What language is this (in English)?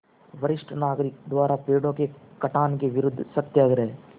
Hindi